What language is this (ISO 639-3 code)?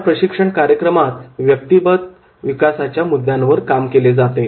mar